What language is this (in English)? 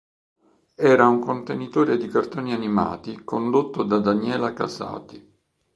Italian